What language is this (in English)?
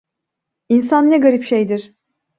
Turkish